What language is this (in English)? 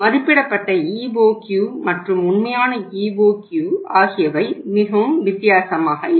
Tamil